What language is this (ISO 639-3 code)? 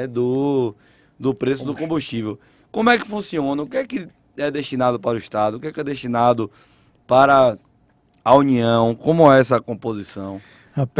por